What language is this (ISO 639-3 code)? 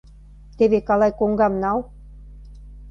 chm